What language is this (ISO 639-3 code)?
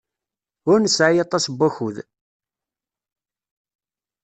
kab